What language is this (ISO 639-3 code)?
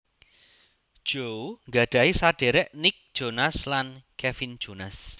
jav